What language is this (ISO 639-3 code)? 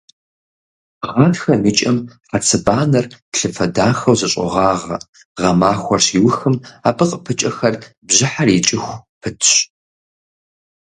kbd